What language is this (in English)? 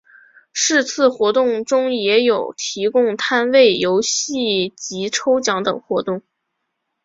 Chinese